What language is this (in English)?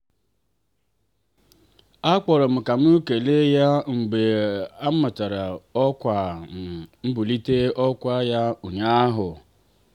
Igbo